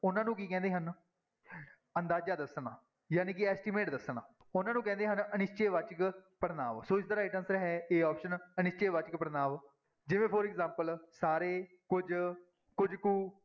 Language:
Punjabi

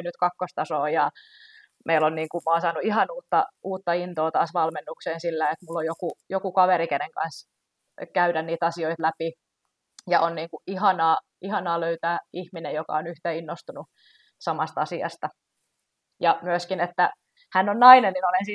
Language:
Finnish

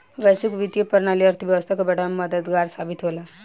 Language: Bhojpuri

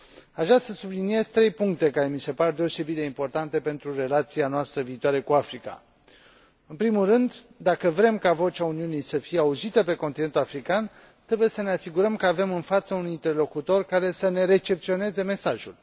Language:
Romanian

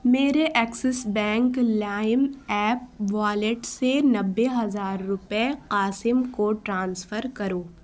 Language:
Urdu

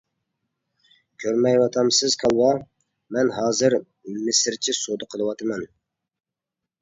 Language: Uyghur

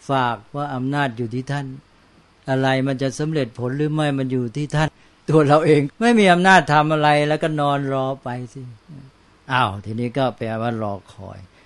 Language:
Thai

